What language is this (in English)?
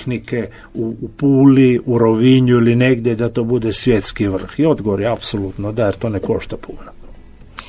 Croatian